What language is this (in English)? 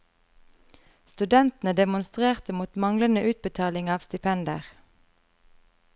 Norwegian